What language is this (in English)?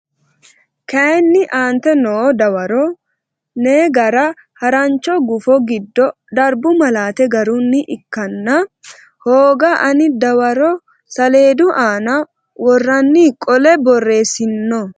Sidamo